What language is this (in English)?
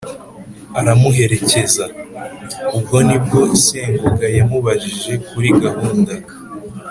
Kinyarwanda